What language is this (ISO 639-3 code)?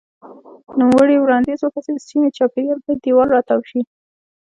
pus